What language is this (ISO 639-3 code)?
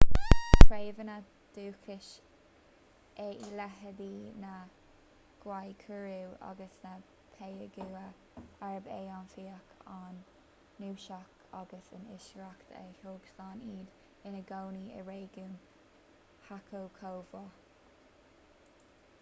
gle